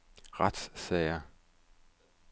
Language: Danish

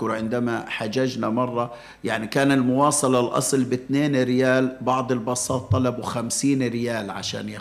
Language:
Arabic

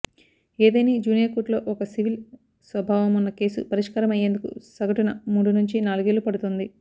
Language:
Telugu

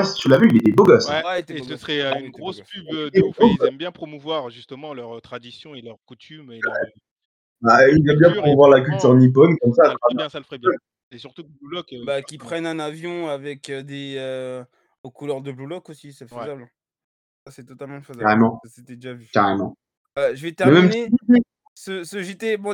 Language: French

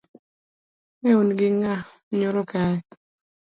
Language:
Luo (Kenya and Tanzania)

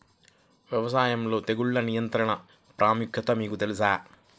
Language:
Telugu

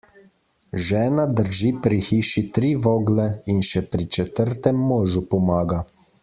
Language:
Slovenian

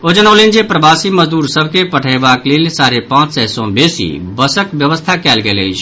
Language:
Maithili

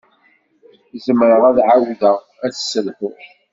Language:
Kabyle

